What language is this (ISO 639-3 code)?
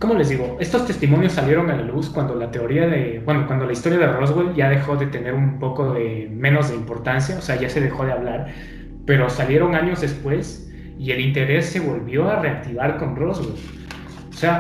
spa